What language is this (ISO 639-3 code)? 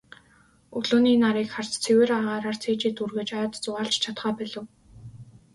mon